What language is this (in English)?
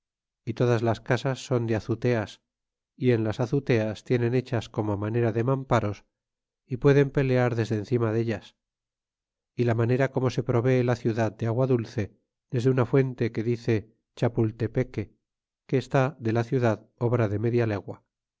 Spanish